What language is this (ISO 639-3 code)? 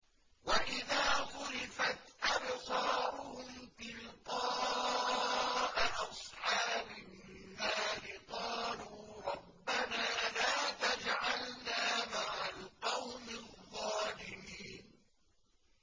ara